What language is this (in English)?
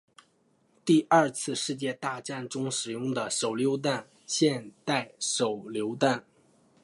Chinese